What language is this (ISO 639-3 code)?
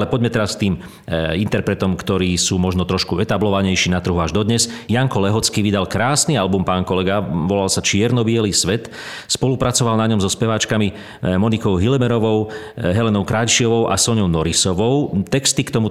slk